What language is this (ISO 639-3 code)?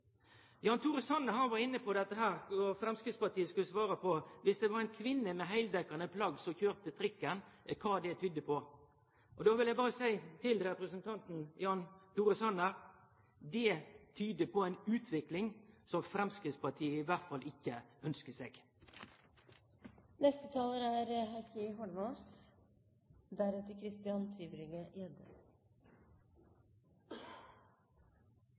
nor